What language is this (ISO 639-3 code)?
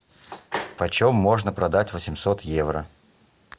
rus